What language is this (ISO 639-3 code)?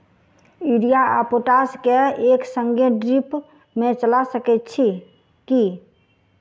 mai